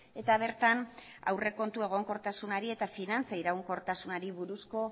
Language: Basque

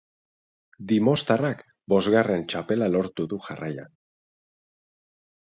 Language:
Basque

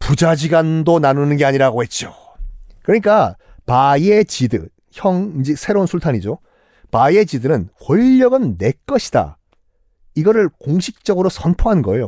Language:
Korean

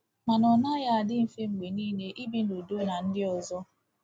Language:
Igbo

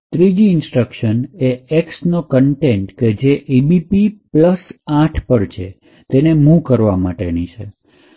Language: Gujarati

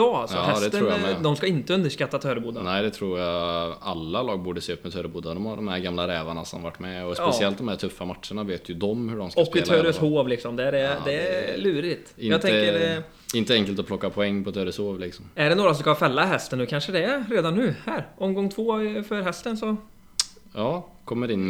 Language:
Swedish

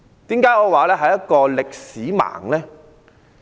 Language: Cantonese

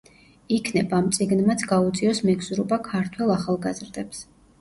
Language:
Georgian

